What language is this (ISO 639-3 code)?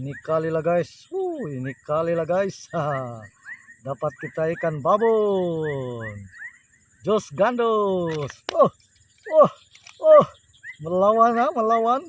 ind